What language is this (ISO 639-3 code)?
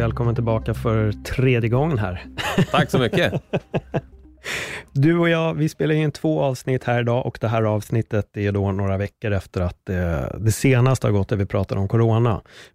swe